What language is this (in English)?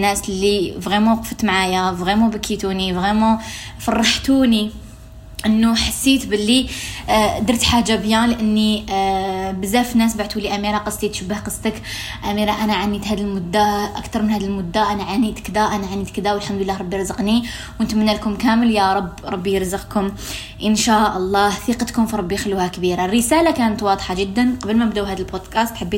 Arabic